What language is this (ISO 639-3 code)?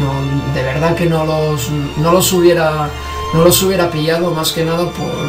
spa